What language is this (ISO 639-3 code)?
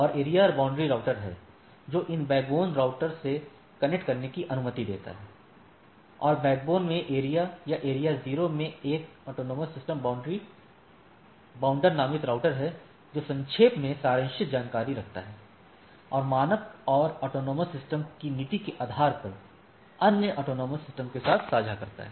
hin